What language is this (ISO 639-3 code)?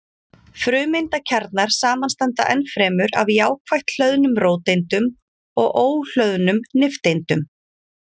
isl